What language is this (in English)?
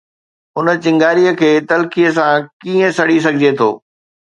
Sindhi